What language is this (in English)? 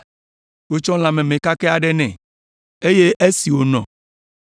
Ewe